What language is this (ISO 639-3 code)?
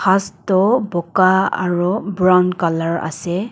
nag